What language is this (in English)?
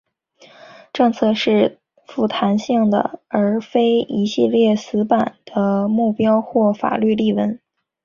Chinese